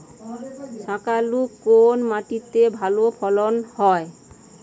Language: Bangla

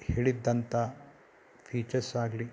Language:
Kannada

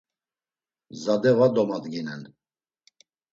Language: Laz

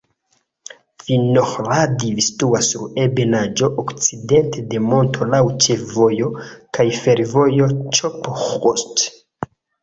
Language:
Esperanto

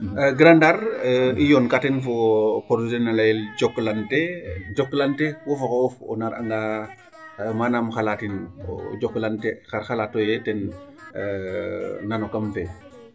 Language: Serer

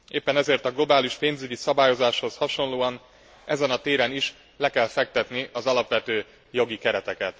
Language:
Hungarian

